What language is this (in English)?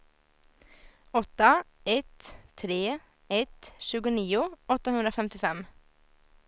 Swedish